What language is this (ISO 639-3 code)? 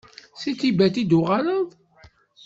kab